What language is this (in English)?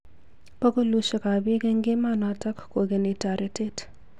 Kalenjin